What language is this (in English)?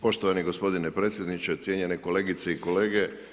Croatian